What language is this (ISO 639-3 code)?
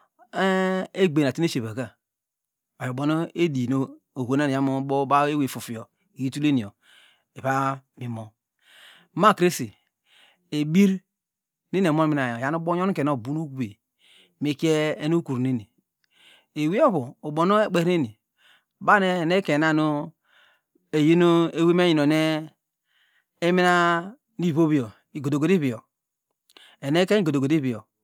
deg